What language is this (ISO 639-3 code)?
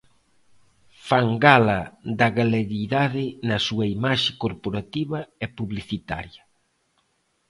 glg